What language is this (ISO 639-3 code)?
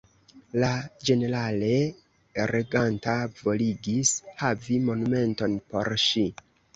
epo